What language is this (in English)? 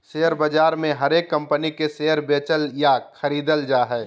Magahi